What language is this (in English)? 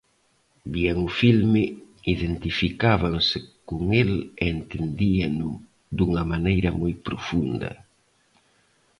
Galician